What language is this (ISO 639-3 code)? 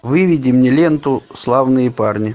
rus